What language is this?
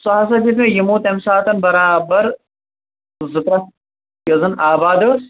Kashmiri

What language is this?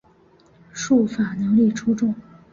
Chinese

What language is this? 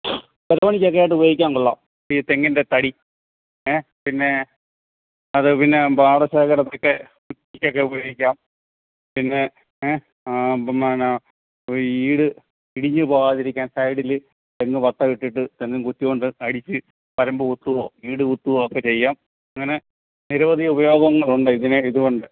Malayalam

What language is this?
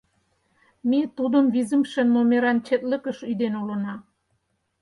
Mari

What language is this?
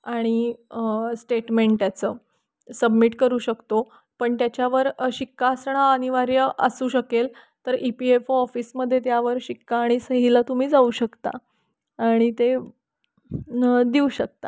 Marathi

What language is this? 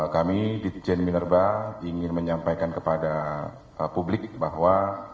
Indonesian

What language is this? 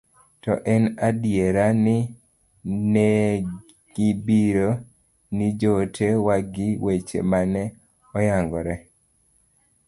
Luo (Kenya and Tanzania)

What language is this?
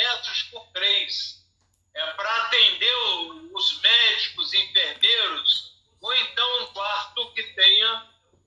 Portuguese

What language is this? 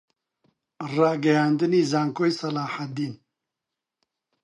Central Kurdish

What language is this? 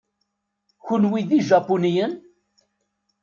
Kabyle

